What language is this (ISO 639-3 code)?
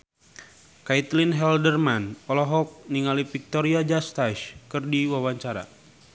sun